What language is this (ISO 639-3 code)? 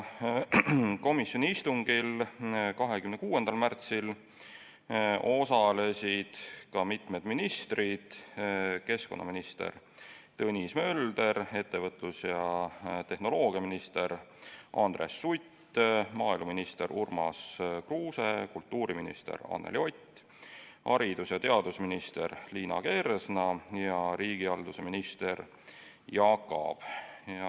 est